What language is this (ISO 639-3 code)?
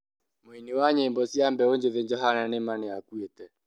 kik